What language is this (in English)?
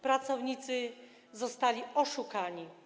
Polish